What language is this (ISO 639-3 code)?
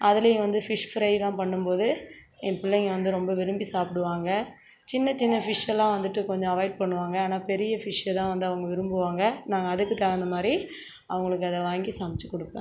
tam